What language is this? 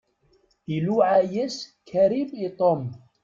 Kabyle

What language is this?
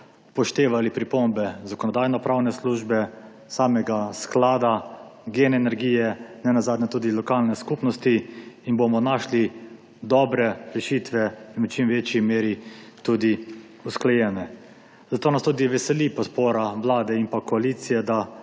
Slovenian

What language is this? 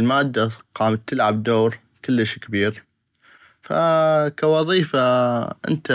North Mesopotamian Arabic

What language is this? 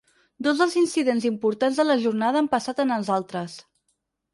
Catalan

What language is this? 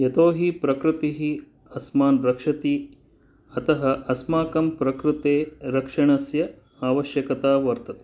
Sanskrit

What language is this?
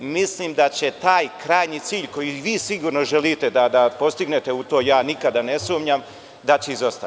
Serbian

